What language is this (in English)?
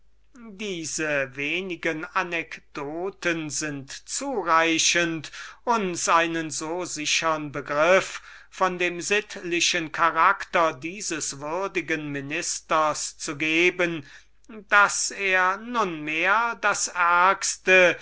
German